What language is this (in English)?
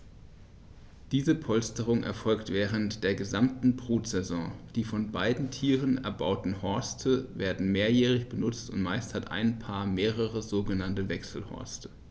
German